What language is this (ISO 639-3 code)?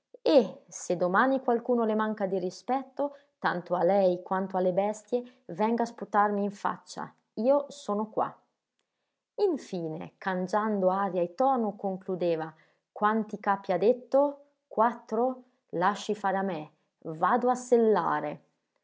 ita